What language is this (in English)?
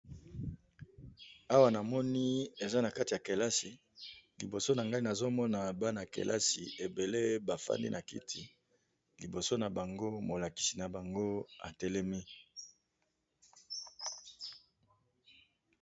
Lingala